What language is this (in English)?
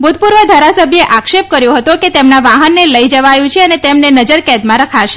Gujarati